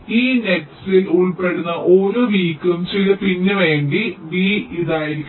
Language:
Malayalam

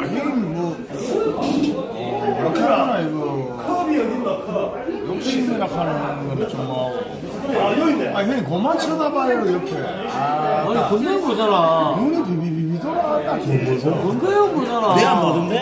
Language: Korean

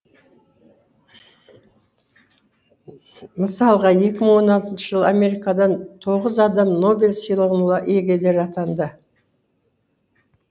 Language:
Kazakh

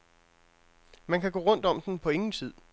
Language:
Danish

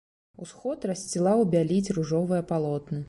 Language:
Belarusian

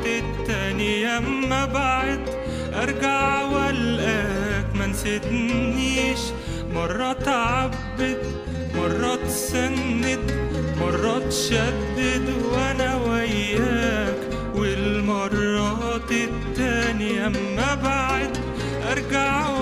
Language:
Arabic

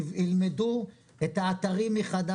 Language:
Hebrew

